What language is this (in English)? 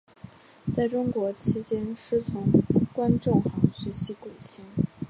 Chinese